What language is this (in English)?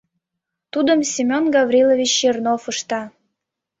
Mari